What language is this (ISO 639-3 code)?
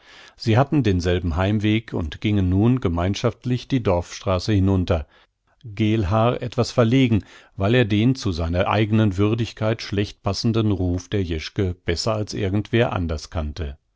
deu